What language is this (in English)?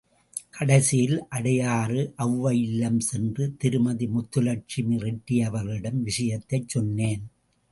Tamil